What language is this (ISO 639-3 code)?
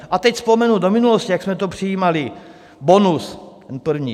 ces